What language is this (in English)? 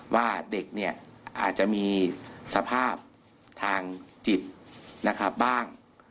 Thai